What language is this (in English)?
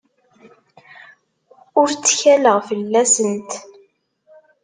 Kabyle